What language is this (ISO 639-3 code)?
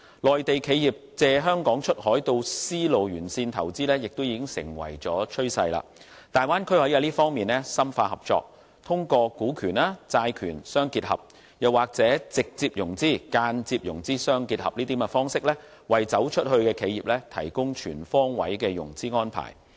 yue